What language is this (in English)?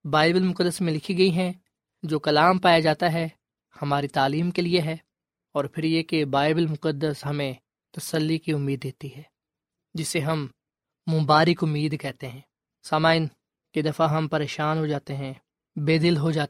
Urdu